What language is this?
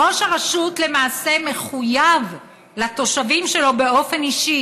Hebrew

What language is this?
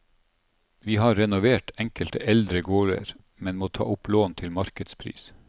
Norwegian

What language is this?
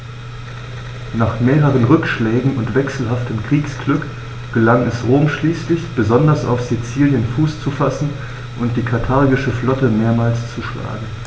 German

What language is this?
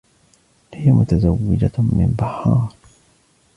Arabic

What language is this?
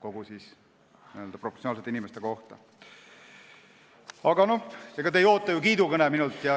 Estonian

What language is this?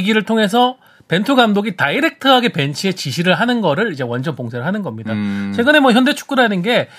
Korean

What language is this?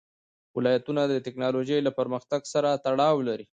Pashto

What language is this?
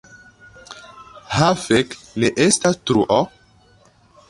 Esperanto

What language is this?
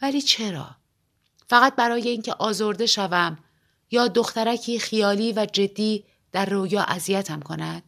Persian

